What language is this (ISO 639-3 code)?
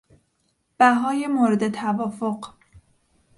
fas